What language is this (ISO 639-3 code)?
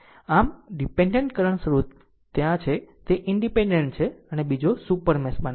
guj